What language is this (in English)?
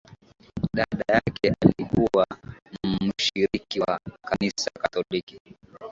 Swahili